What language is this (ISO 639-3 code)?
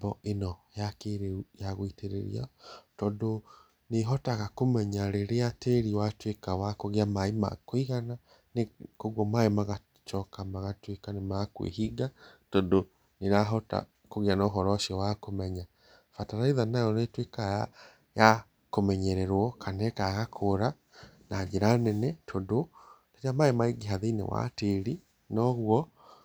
kik